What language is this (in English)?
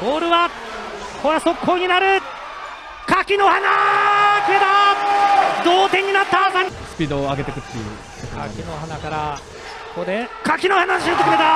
Japanese